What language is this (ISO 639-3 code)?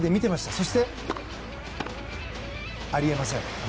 jpn